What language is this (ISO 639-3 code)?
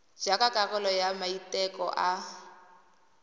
tsn